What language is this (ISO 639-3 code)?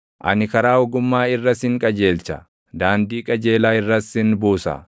orm